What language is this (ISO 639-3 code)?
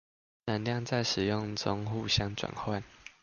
zho